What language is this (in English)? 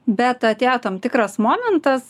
Lithuanian